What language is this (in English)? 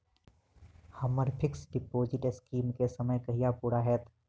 Maithili